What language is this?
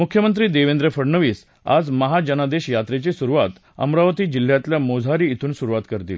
Marathi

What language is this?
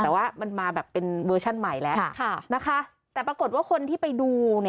Thai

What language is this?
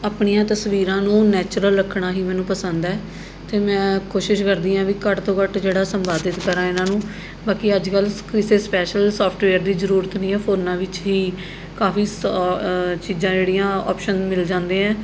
Punjabi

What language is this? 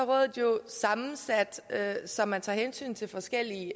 Danish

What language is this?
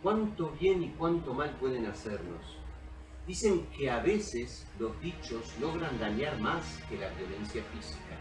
Spanish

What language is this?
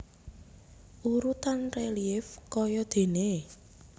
Javanese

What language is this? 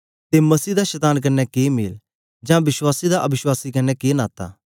Dogri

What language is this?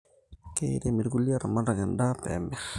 Masai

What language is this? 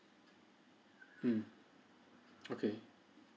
English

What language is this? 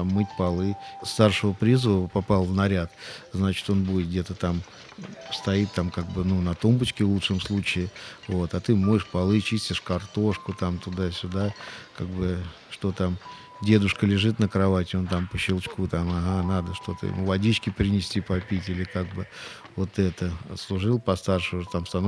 Russian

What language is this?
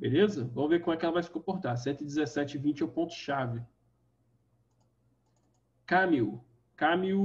Portuguese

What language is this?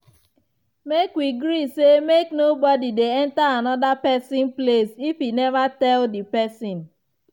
Nigerian Pidgin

